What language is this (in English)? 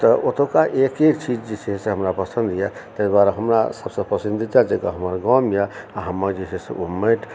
Maithili